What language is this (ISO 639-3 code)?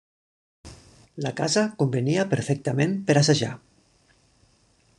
cat